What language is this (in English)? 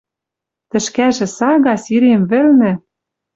Western Mari